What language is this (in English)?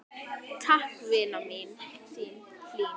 Icelandic